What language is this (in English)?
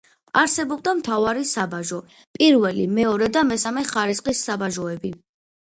Georgian